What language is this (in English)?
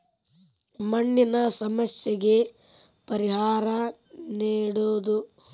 Kannada